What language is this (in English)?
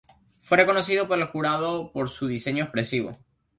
Spanish